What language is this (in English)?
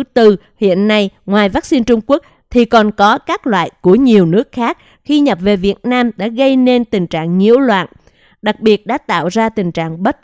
Vietnamese